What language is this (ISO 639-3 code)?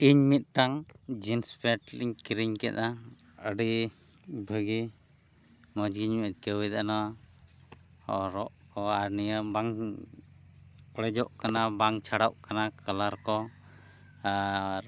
sat